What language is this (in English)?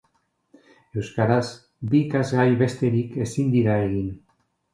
Basque